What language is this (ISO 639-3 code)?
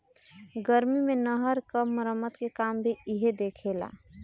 bho